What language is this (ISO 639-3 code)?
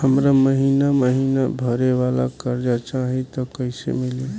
bho